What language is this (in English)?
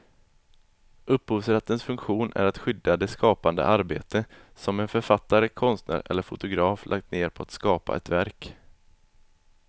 Swedish